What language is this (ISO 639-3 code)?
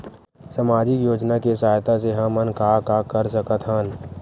hne